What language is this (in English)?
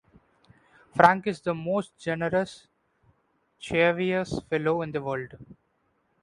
English